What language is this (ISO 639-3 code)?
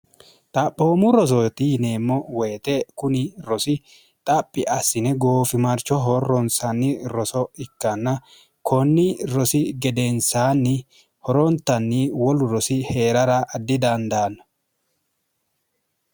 sid